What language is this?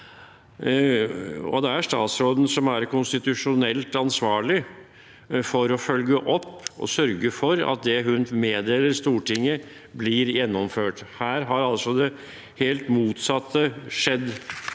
Norwegian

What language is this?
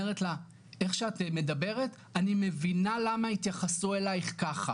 Hebrew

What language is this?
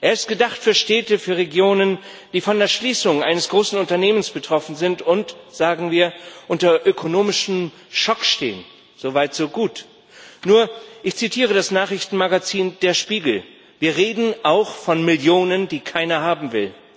German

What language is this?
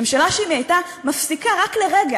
Hebrew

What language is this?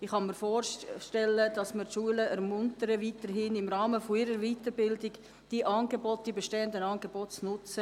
Swiss German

